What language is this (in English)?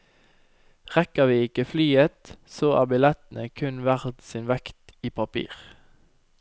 Norwegian